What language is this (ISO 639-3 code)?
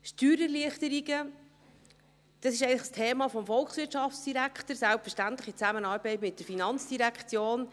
gsw